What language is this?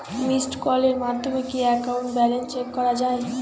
Bangla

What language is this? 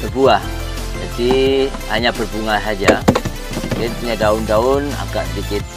Indonesian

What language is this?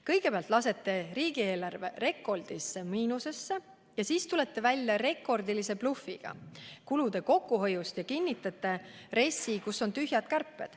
Estonian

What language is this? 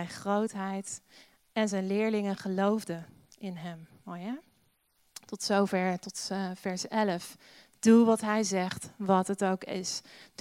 Dutch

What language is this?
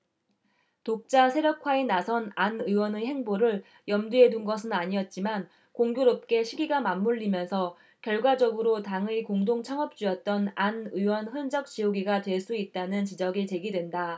Korean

